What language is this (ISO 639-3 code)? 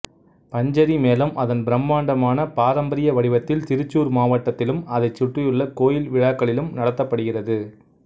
tam